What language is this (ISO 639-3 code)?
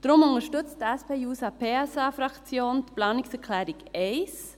gsw